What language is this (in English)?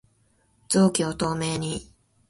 Japanese